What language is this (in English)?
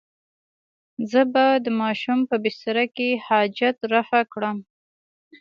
Pashto